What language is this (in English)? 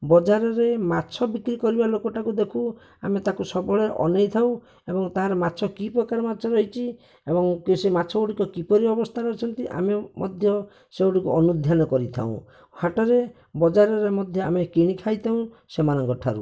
Odia